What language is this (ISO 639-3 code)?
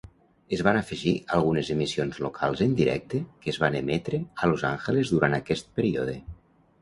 cat